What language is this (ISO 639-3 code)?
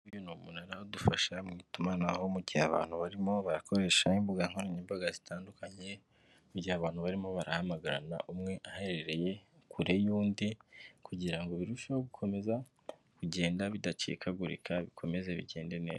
kin